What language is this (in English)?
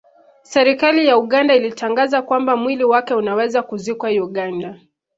Swahili